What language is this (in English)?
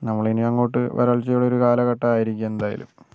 Malayalam